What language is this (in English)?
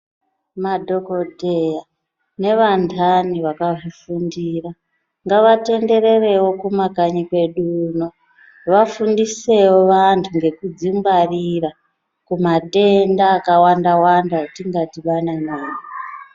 Ndau